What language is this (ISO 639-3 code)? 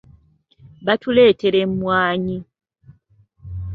lug